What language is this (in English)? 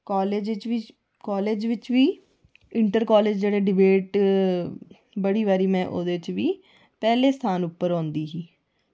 Dogri